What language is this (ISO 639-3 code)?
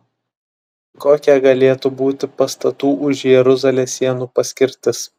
lit